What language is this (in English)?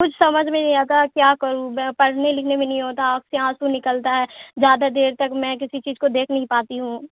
Urdu